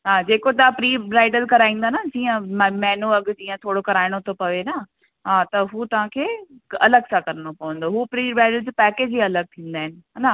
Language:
Sindhi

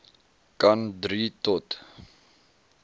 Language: Afrikaans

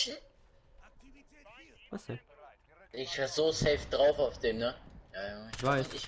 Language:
German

